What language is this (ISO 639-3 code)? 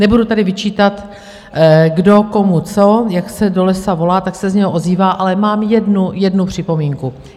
ces